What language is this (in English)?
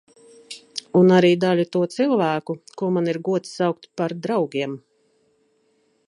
Latvian